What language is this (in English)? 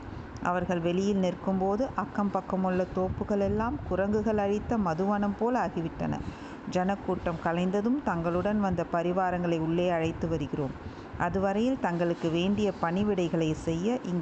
Tamil